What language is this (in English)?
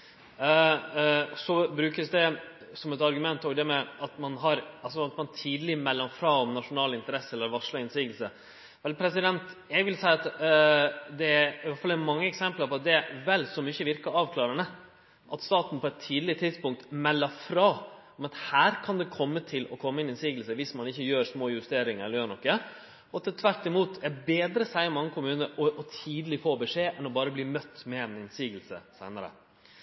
Norwegian Nynorsk